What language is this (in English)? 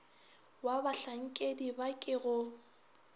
Northern Sotho